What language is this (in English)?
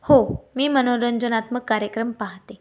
Marathi